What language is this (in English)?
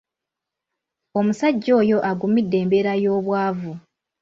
Ganda